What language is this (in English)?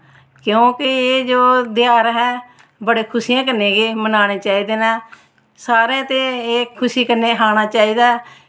Dogri